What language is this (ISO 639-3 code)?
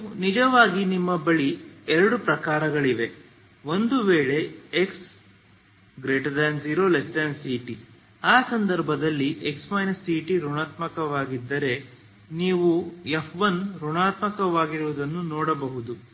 kan